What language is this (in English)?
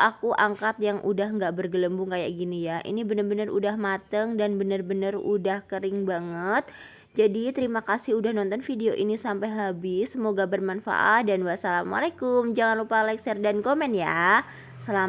Indonesian